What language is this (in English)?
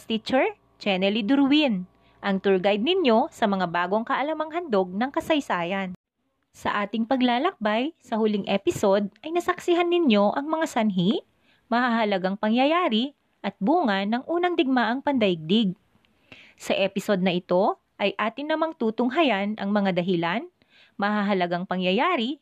Filipino